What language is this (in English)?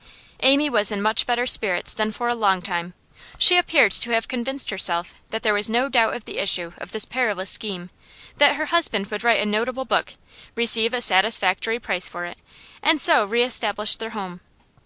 English